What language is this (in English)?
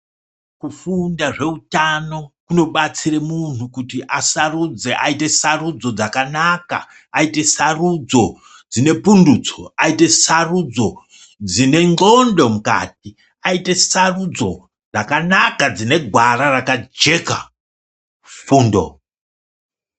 Ndau